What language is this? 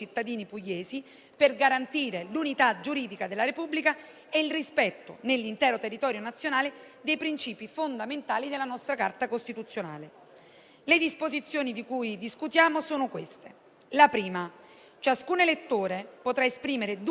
Italian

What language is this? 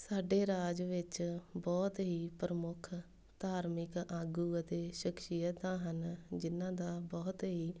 Punjabi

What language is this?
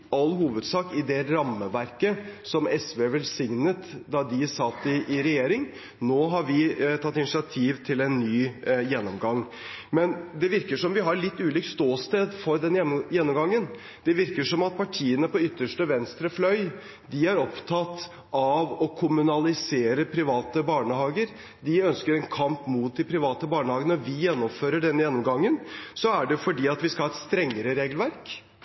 Norwegian Bokmål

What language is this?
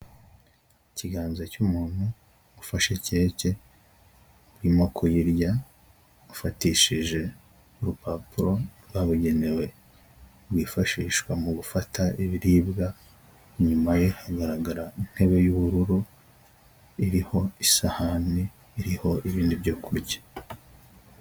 Kinyarwanda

